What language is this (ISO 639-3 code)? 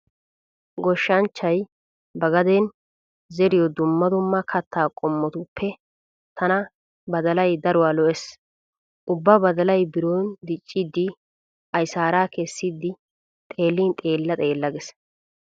wal